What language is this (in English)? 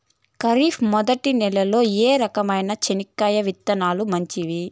Telugu